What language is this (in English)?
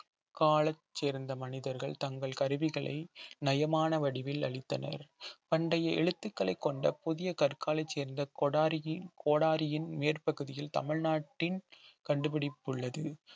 Tamil